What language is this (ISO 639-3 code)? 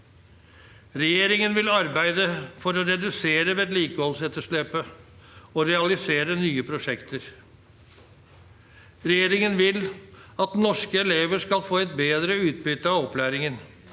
nor